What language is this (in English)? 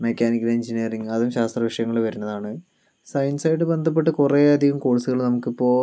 Malayalam